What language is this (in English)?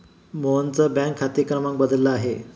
Marathi